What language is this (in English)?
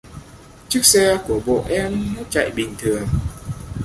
Vietnamese